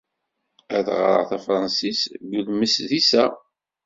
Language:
Kabyle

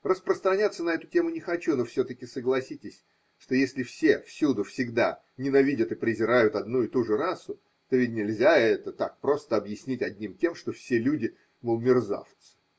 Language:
Russian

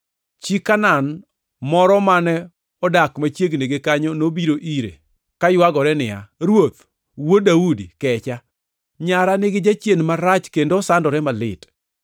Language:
Luo (Kenya and Tanzania)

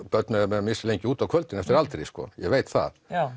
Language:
Icelandic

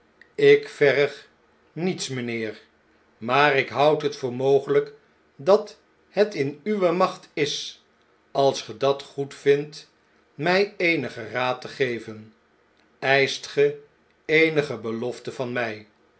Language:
Dutch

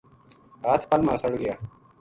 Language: Gujari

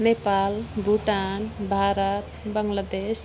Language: Nepali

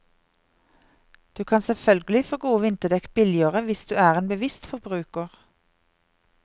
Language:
Norwegian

